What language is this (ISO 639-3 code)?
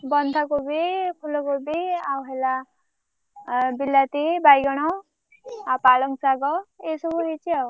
ori